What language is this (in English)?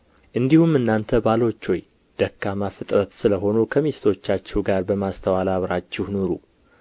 Amharic